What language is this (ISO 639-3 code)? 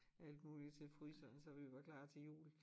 dan